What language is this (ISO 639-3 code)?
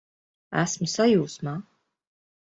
lav